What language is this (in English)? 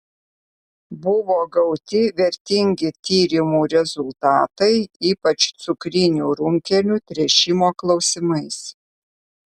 Lithuanian